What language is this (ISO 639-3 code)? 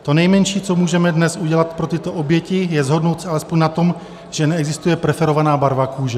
ces